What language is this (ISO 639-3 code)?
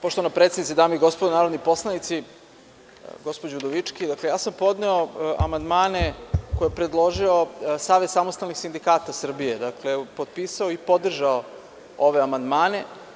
srp